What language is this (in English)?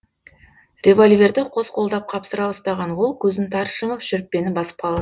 Kazakh